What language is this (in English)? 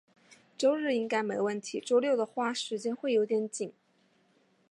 Chinese